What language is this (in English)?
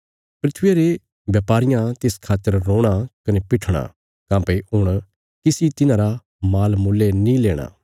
Bilaspuri